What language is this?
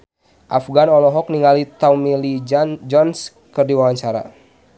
Sundanese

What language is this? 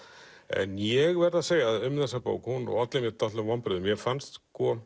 Icelandic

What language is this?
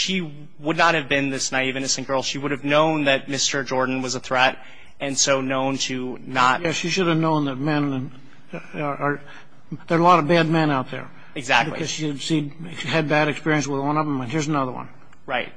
English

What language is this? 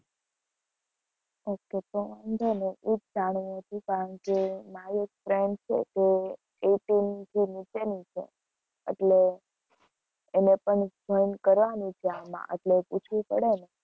Gujarati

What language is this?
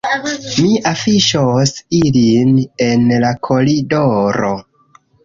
Esperanto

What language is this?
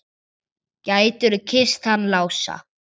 Icelandic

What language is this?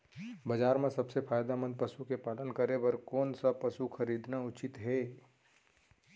Chhattisgarhi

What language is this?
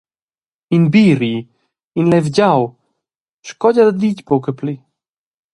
Romansh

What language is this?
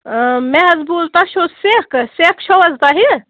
Kashmiri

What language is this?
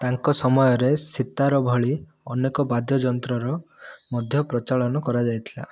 Odia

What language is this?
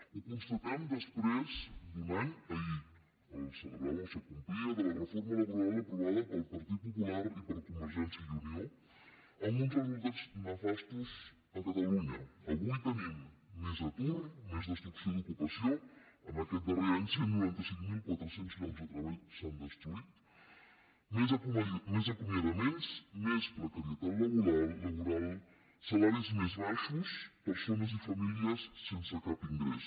Catalan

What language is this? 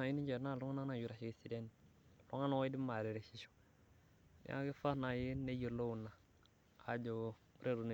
Masai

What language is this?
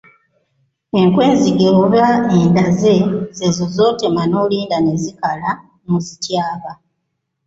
Ganda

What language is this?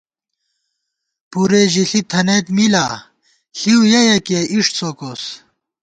Gawar-Bati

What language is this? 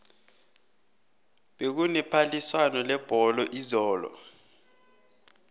South Ndebele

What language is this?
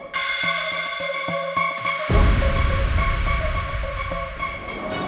Indonesian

